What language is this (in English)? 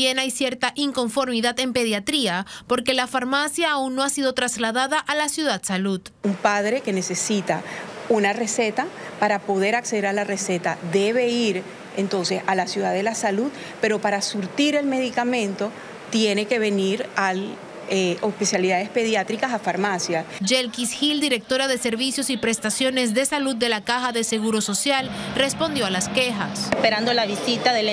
Spanish